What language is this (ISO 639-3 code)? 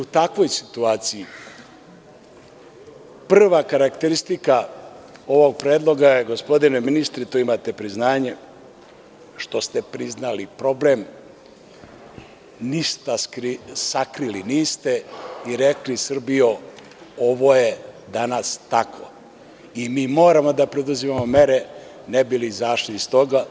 srp